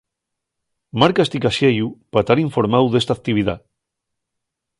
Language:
Asturian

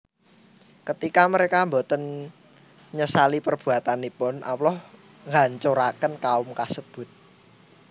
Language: Javanese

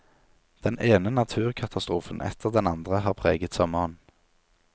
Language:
Norwegian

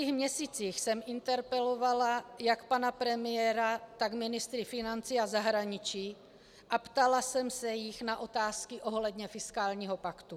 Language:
Czech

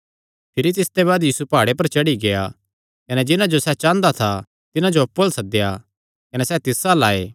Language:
Kangri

